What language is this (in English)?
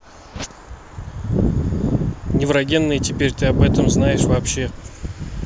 Russian